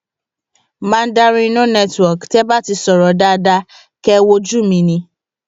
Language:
Yoruba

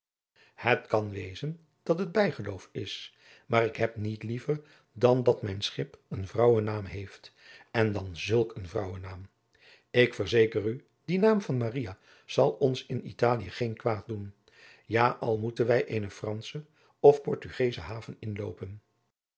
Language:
Dutch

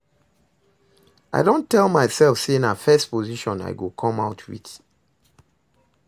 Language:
Nigerian Pidgin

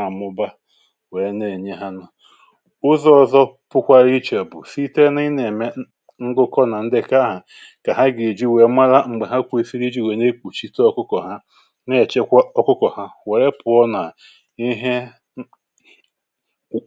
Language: Igbo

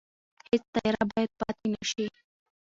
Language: Pashto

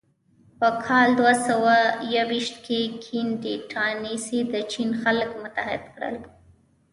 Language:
Pashto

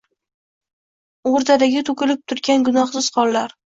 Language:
Uzbek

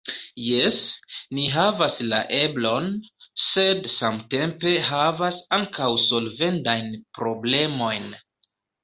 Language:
Esperanto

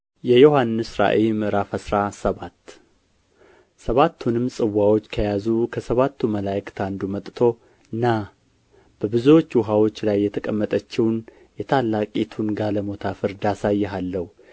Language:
Amharic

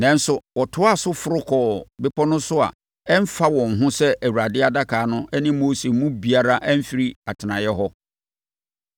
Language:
Akan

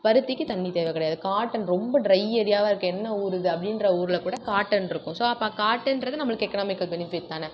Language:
Tamil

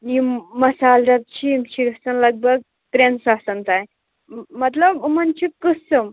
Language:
Kashmiri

